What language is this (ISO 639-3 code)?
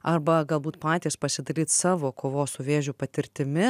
lit